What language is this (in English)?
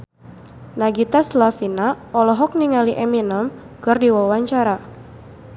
Sundanese